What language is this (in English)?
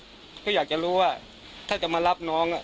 Thai